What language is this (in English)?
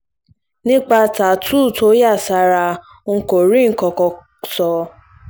Yoruba